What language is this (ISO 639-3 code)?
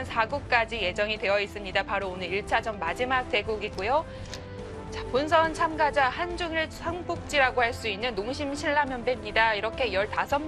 kor